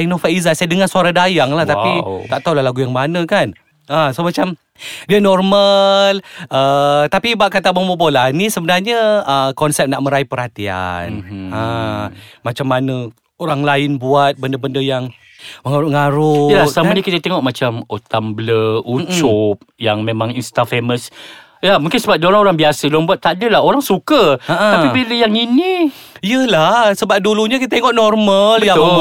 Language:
Malay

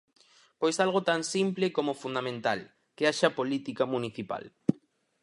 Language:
Galician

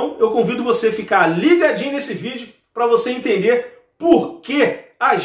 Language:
Portuguese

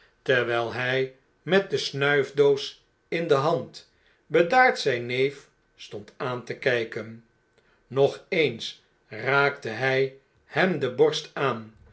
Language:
Dutch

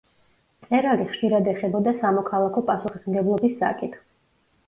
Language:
Georgian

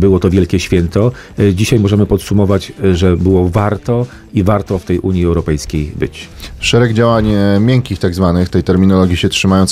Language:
Polish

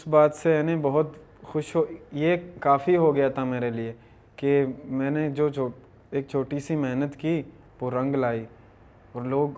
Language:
Urdu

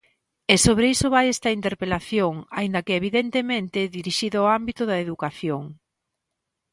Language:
Galician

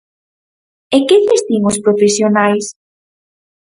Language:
Galician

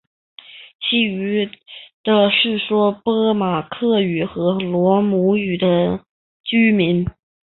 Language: Chinese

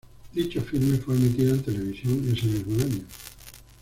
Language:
Spanish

